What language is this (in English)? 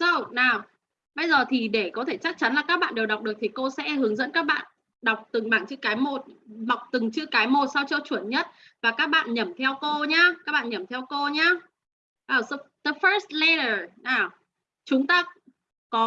Vietnamese